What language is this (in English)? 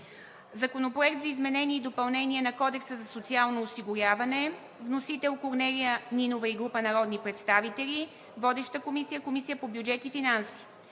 Bulgarian